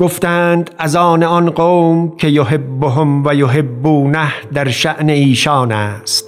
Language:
Persian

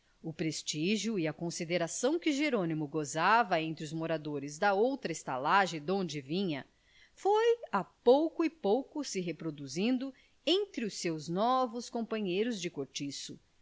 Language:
Portuguese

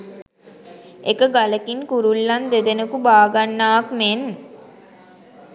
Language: Sinhala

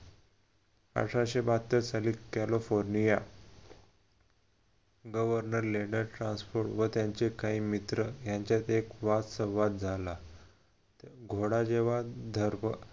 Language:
Marathi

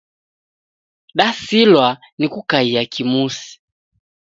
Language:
Taita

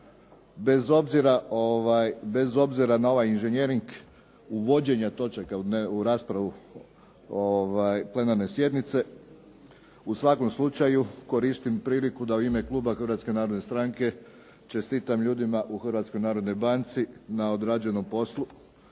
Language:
Croatian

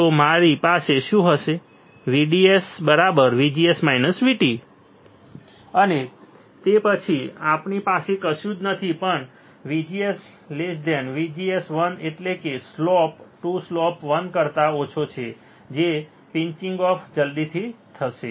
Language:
Gujarati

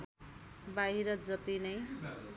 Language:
Nepali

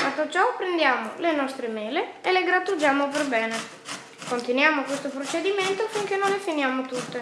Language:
Italian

